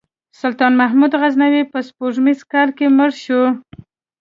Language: Pashto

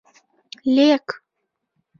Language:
Mari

